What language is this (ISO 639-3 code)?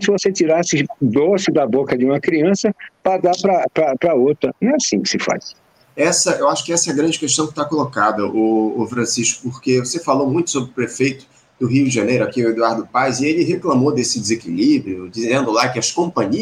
por